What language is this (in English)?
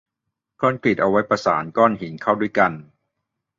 Thai